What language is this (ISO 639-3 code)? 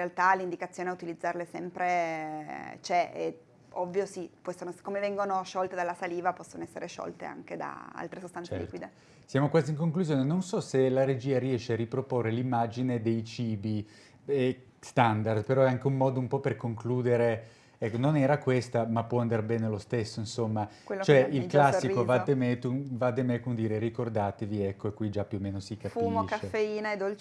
ita